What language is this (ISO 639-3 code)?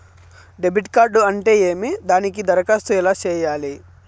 tel